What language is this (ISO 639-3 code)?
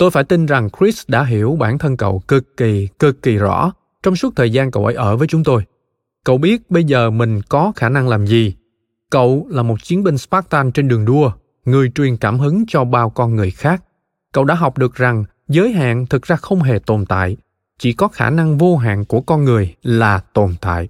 vie